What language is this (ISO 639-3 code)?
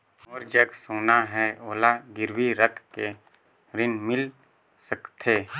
hne